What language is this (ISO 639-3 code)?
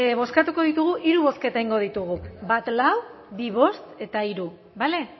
eus